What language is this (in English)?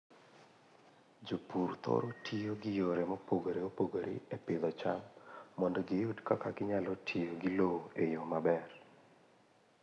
Luo (Kenya and Tanzania)